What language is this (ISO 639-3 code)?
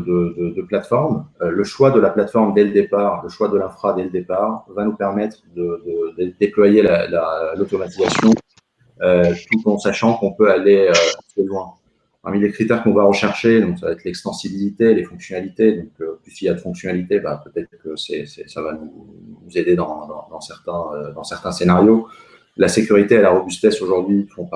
fra